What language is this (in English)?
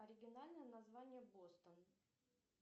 Russian